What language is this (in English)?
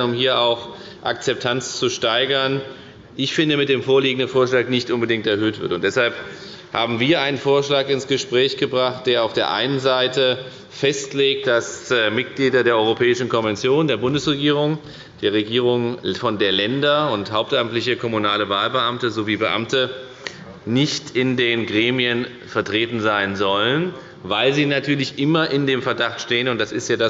German